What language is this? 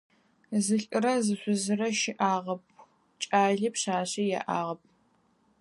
Adyghe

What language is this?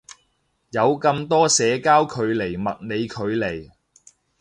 Cantonese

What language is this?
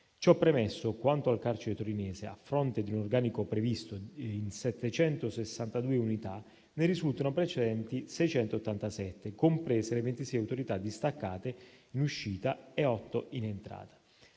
Italian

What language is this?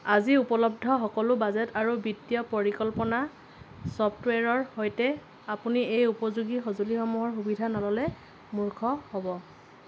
Assamese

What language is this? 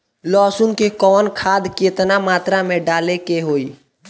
Bhojpuri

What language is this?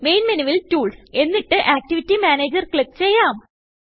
Malayalam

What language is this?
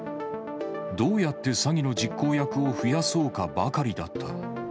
Japanese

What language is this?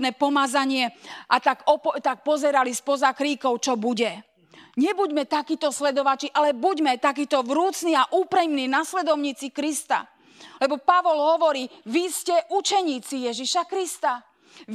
Slovak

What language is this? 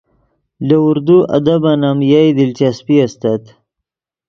Yidgha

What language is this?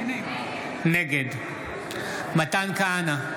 Hebrew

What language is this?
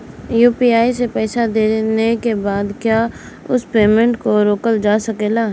Bhojpuri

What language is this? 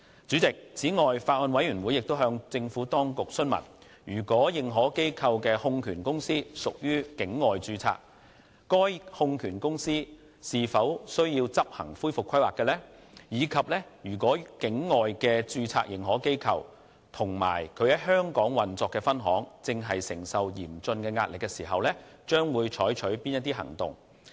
Cantonese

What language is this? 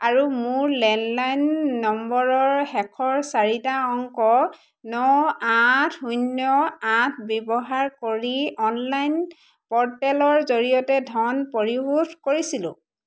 Assamese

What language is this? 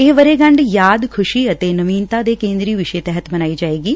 Punjabi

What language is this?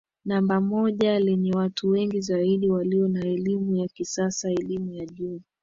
Swahili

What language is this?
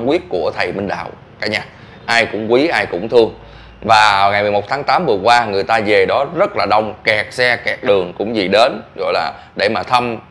Vietnamese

